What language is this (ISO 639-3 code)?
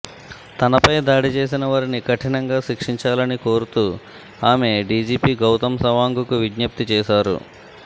tel